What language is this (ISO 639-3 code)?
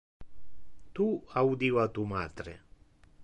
ina